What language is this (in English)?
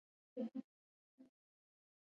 Pashto